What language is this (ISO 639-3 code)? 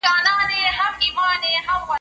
pus